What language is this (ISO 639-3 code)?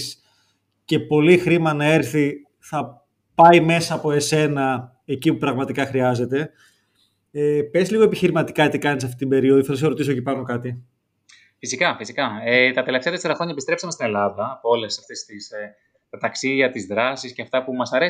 ell